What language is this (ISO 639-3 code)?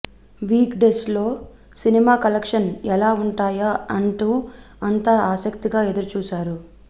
tel